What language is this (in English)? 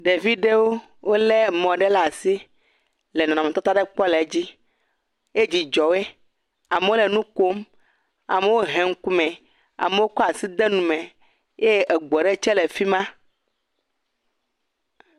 Ewe